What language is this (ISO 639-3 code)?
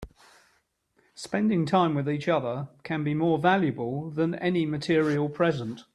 eng